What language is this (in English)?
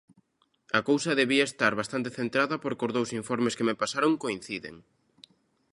Galician